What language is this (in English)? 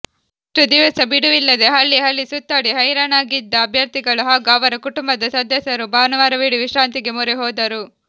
Kannada